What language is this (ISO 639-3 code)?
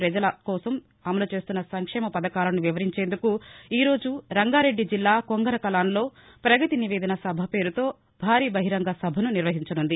tel